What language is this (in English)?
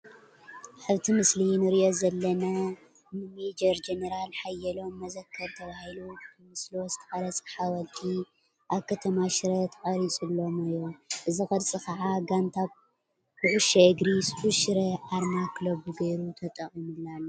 Tigrinya